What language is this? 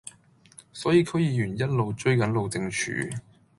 Cantonese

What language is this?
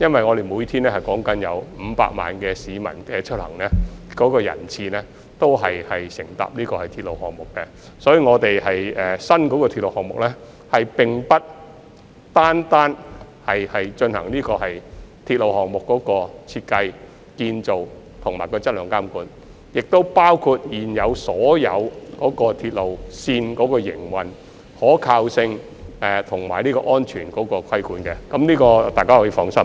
Cantonese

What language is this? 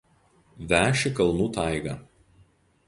Lithuanian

